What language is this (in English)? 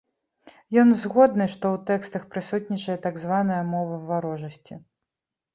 Belarusian